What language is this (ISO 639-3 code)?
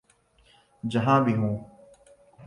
urd